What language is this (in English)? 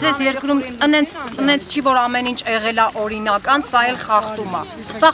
Turkish